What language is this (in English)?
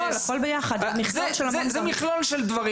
Hebrew